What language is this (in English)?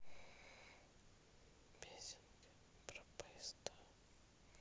Russian